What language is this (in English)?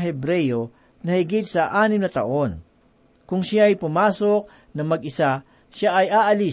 Filipino